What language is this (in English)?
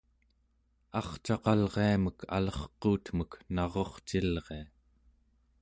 Central Yupik